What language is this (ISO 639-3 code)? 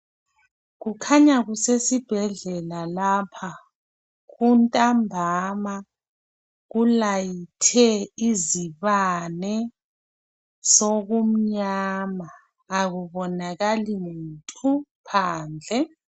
nde